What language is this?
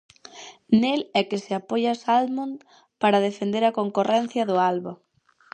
Galician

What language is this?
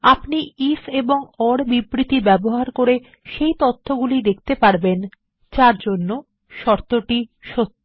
Bangla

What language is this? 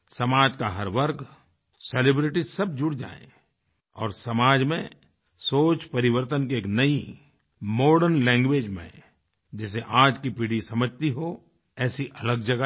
Hindi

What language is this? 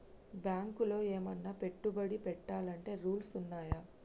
Telugu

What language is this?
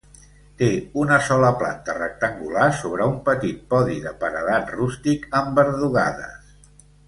Catalan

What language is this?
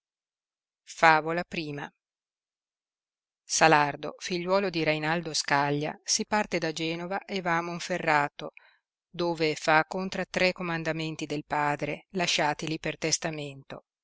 Italian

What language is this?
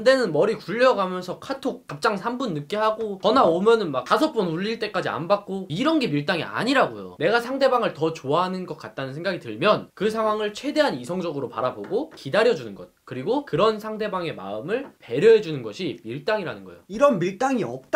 Korean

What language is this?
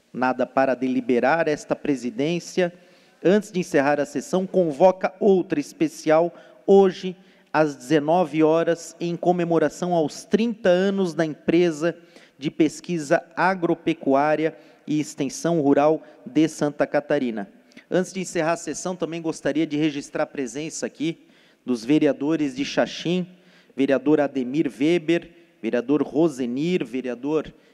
Portuguese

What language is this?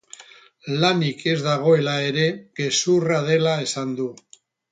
Basque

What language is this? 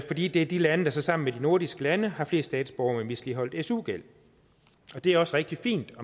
Danish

